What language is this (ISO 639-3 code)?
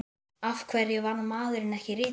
isl